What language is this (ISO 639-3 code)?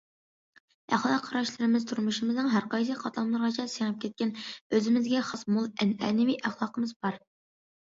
uig